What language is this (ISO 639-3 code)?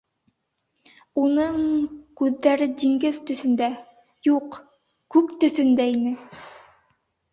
bak